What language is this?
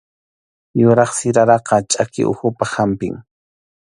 Arequipa-La Unión Quechua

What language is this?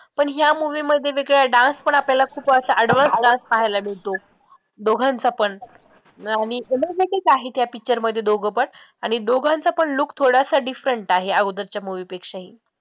Marathi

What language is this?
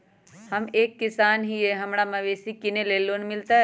Magahi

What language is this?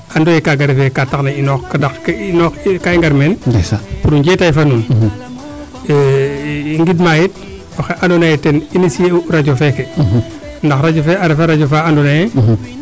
Serer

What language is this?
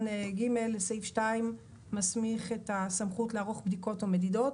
Hebrew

